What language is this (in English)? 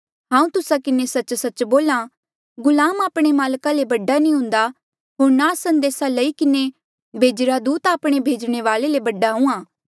Mandeali